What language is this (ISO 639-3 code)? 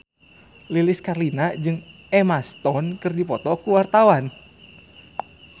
sun